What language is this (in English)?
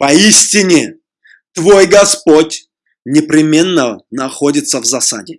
Russian